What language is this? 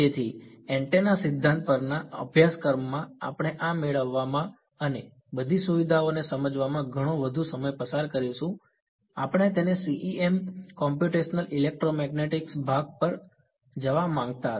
Gujarati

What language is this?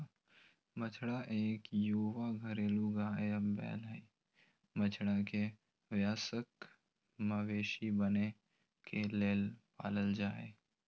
Magahi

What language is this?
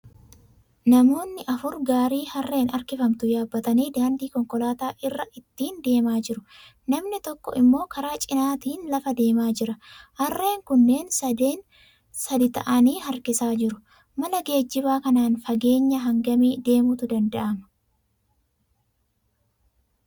Oromo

